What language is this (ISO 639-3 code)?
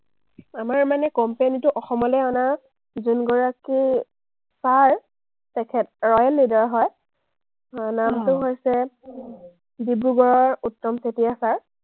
asm